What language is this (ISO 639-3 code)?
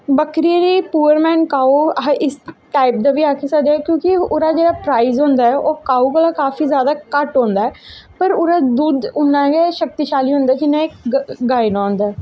doi